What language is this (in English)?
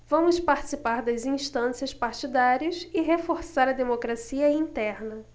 Portuguese